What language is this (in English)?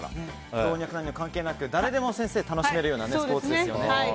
Japanese